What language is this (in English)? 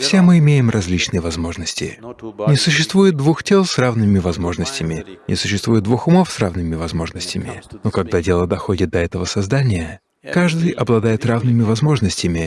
Russian